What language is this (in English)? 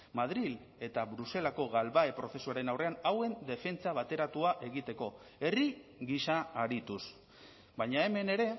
Basque